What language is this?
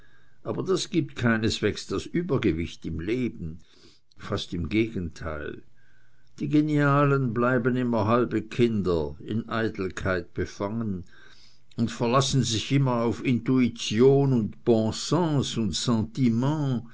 German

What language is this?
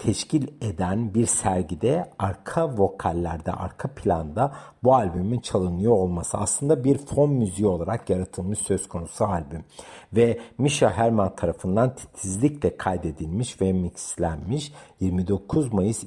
Turkish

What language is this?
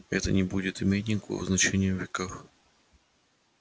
Russian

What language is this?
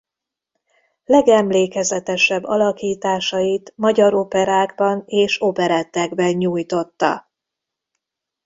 Hungarian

